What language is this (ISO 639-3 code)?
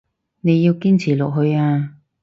yue